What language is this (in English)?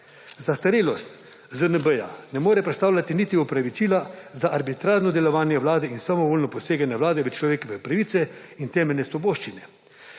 Slovenian